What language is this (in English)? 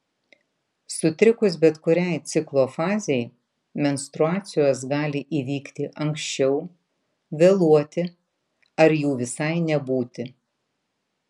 Lithuanian